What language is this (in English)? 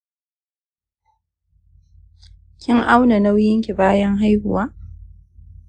Hausa